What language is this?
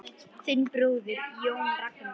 Icelandic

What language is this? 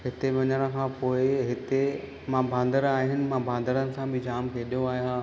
Sindhi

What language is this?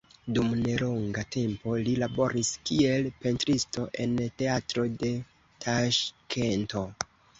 Esperanto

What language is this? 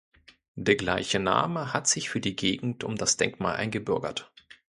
German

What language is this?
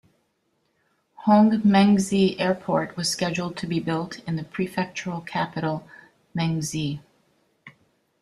English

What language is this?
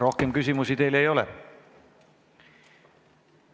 Estonian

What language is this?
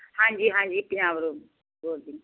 Punjabi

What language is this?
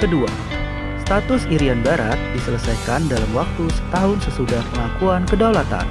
Indonesian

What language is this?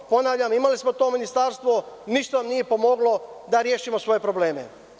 Serbian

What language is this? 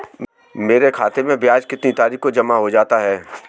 Hindi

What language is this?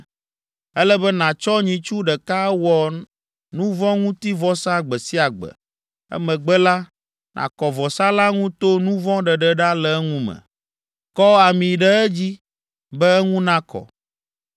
Ewe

